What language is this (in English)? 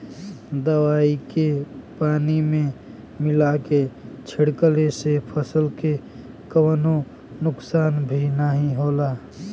Bhojpuri